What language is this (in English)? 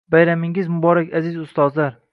Uzbek